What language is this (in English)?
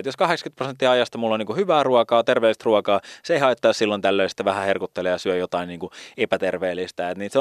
Finnish